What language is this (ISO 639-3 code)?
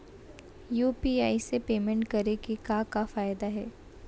hne